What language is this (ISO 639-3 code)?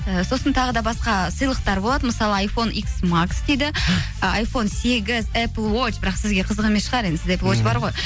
kaz